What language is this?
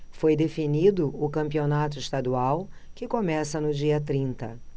Portuguese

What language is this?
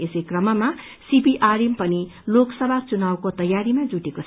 Nepali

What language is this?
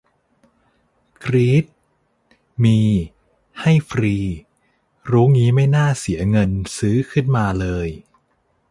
Thai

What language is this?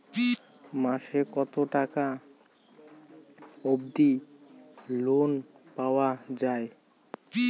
Bangla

